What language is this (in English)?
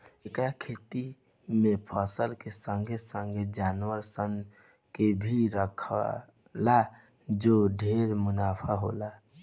Bhojpuri